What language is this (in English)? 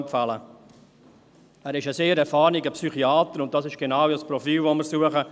Swiss German